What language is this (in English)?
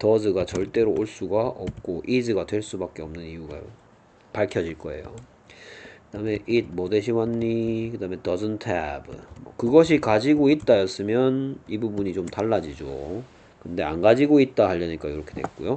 Korean